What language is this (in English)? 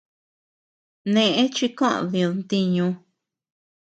Tepeuxila Cuicatec